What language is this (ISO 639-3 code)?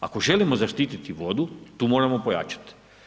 hrv